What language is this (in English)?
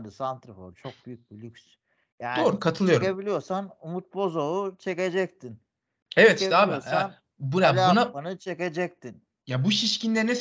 Turkish